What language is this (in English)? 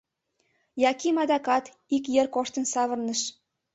Mari